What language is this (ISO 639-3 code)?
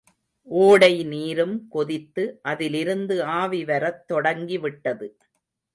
tam